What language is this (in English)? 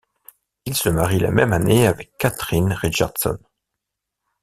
French